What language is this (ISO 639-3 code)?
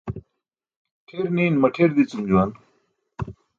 bsk